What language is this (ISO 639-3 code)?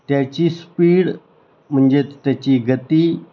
mar